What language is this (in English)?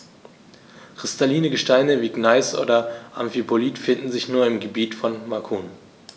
German